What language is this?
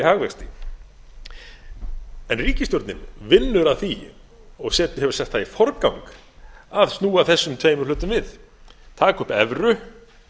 Icelandic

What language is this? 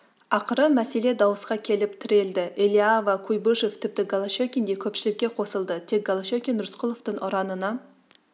Kazakh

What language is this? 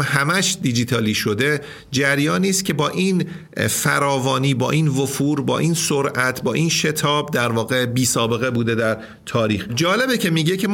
Persian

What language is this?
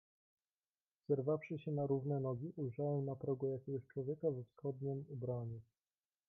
Polish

